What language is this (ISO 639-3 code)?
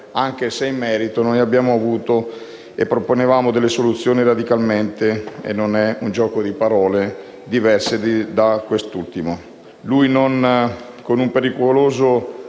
ita